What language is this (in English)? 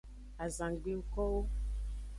Aja (Benin)